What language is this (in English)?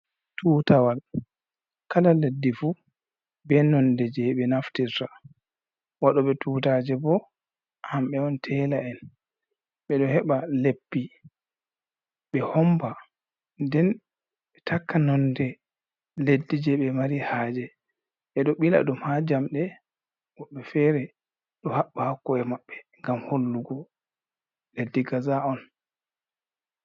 Fula